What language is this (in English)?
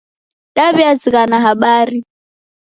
Taita